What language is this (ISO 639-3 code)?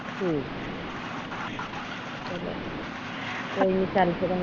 pan